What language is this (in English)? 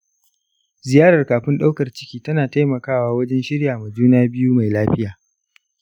Hausa